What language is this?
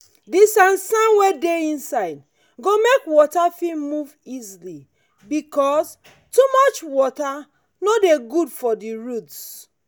Nigerian Pidgin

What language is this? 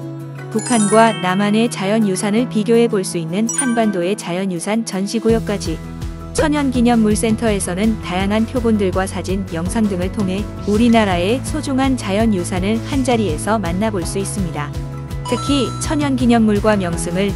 Korean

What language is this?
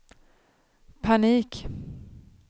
Swedish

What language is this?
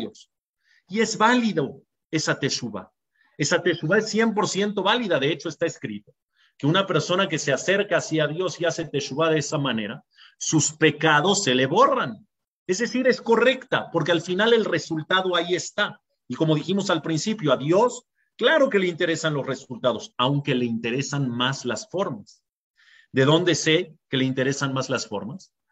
Spanish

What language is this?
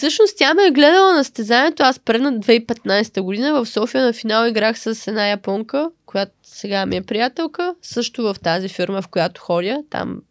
Bulgarian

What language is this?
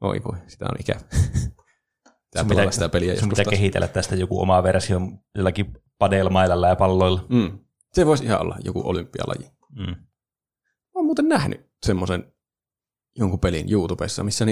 Finnish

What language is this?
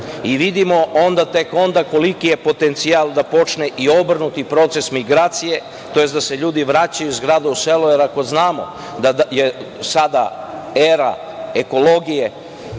Serbian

